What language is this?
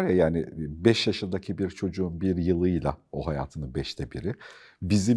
Turkish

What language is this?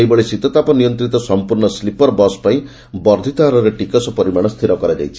Odia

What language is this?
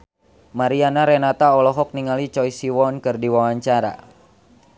Sundanese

